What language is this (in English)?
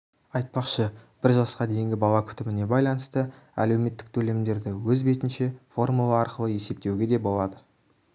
Kazakh